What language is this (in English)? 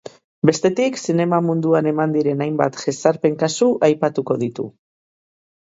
Basque